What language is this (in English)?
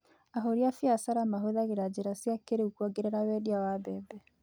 Kikuyu